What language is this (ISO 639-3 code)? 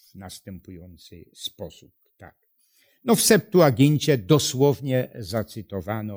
pol